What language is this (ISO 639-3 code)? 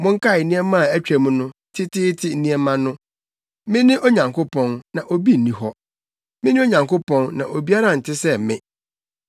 aka